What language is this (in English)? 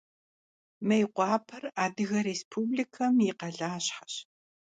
Kabardian